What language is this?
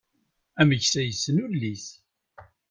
Kabyle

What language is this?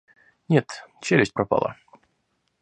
Russian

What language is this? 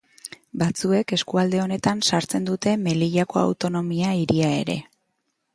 Basque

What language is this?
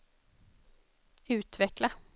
Swedish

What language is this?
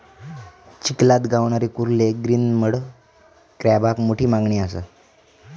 Marathi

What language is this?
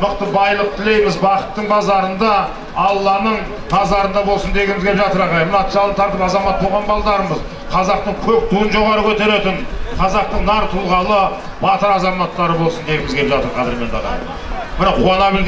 Turkish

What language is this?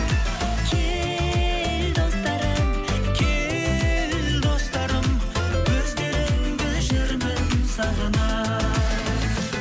Kazakh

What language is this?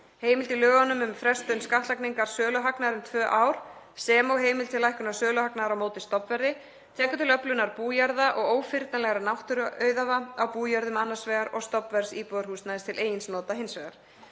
Icelandic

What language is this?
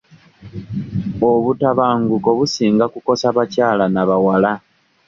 Ganda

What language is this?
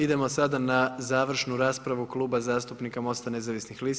Croatian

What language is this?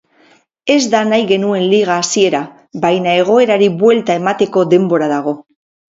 Basque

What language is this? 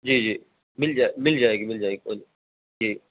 Urdu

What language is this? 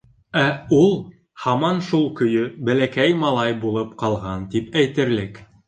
Bashkir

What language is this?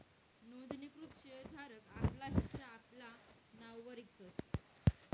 Marathi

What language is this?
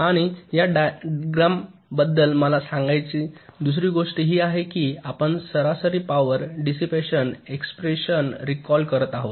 Marathi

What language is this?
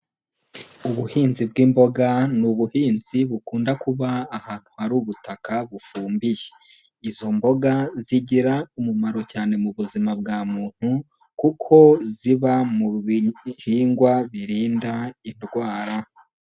Kinyarwanda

